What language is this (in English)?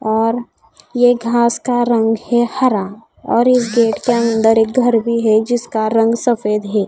Hindi